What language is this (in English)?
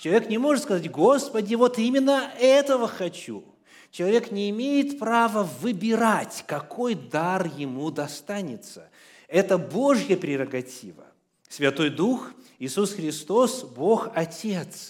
Russian